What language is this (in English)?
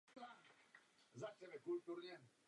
Czech